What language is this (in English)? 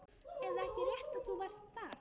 Icelandic